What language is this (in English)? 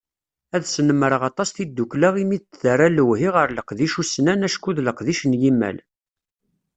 Kabyle